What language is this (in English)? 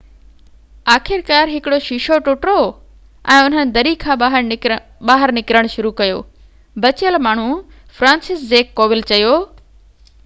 Sindhi